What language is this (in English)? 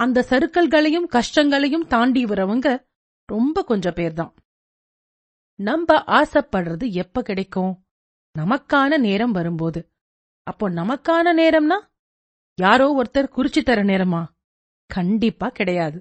Tamil